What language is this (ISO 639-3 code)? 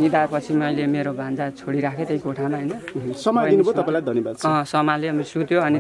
ind